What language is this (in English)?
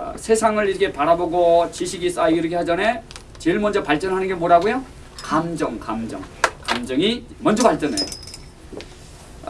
Korean